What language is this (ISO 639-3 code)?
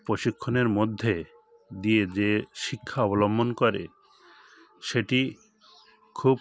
ben